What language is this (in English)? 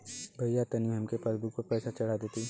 Bhojpuri